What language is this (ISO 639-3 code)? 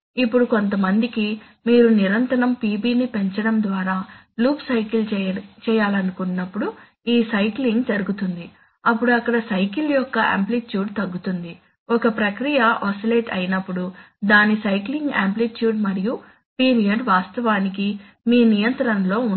tel